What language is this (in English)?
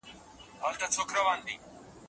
Pashto